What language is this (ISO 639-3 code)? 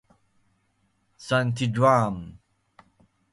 fas